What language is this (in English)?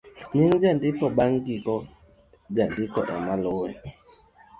Luo (Kenya and Tanzania)